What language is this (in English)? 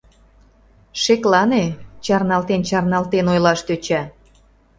Mari